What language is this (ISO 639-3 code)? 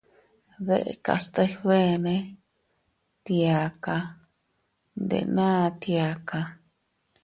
cut